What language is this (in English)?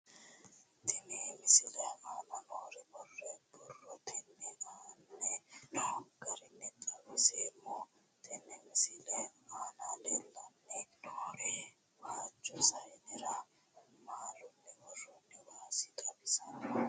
Sidamo